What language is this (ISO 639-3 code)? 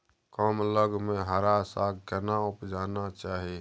mai